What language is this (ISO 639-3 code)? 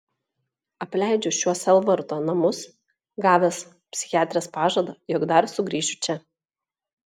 lit